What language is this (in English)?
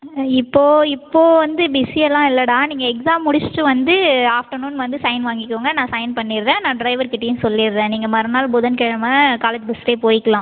Tamil